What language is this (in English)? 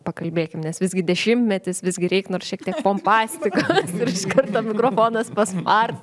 Lithuanian